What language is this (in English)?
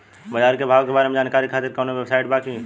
Bhojpuri